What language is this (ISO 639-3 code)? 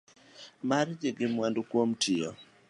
luo